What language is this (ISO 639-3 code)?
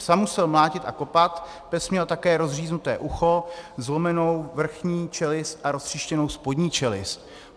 ces